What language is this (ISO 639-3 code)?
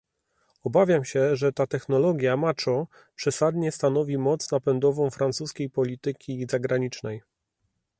pol